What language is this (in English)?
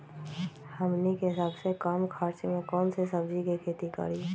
Magahi